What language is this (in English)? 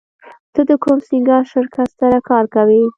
Pashto